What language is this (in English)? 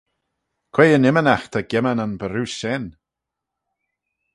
Manx